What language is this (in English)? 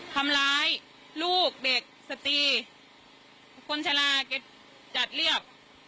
Thai